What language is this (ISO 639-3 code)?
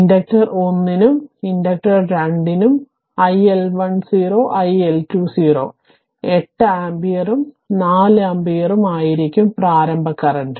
mal